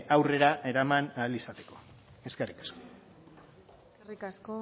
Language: Basque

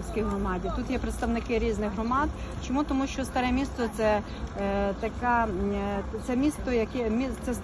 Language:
Ukrainian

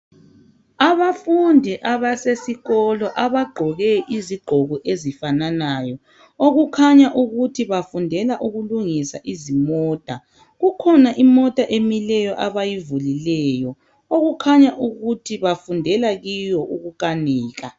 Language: North Ndebele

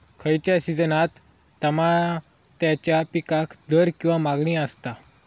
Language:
Marathi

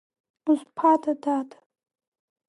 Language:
Abkhazian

